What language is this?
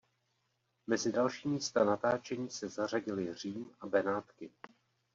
Czech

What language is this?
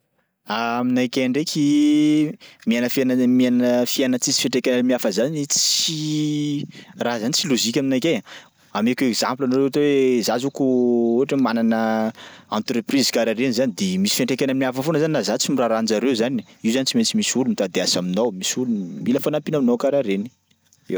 Sakalava Malagasy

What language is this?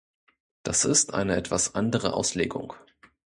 German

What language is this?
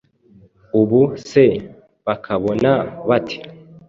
Kinyarwanda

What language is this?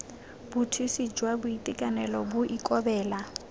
Tswana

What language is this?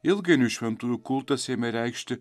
Lithuanian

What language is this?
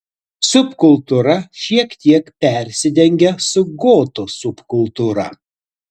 Lithuanian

